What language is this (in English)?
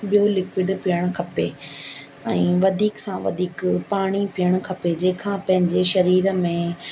Sindhi